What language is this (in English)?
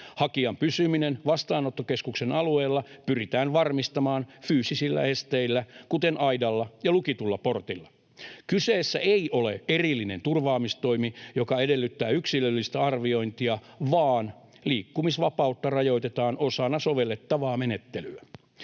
Finnish